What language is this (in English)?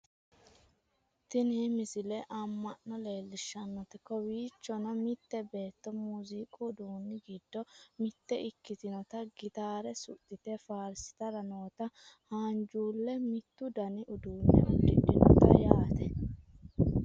Sidamo